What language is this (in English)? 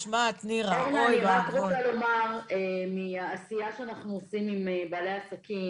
Hebrew